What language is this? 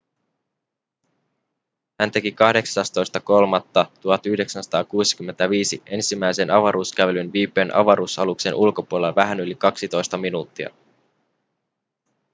Finnish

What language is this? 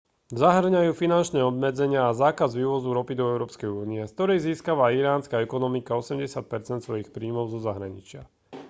Slovak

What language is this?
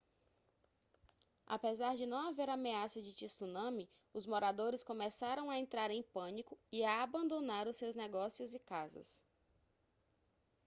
Portuguese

